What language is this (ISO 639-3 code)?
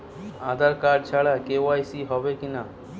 ben